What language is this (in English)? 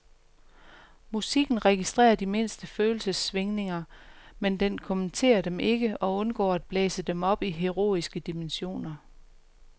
Danish